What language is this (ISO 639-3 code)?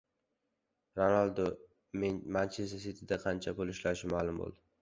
uzb